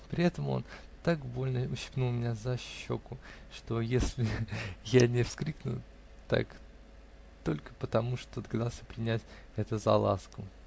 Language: Russian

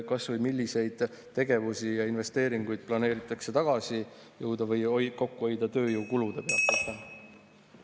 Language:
Estonian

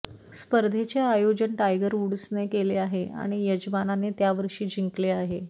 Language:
Marathi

